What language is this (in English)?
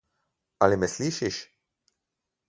Slovenian